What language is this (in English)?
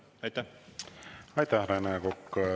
Estonian